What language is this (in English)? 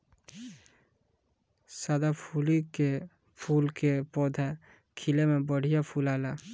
Bhojpuri